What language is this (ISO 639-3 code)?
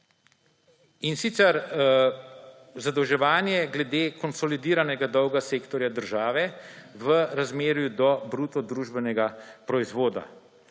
slv